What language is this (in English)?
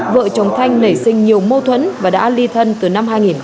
Vietnamese